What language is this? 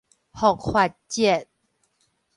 Min Nan Chinese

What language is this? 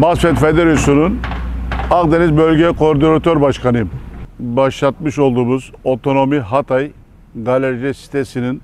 Turkish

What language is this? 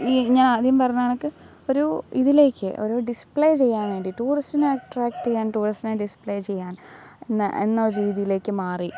Malayalam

